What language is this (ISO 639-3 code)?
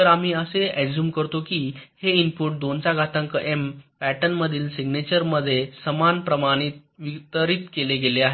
mar